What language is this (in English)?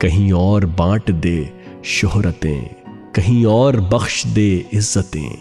Urdu